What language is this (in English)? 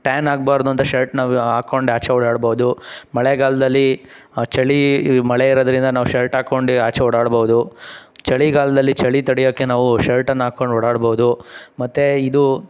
Kannada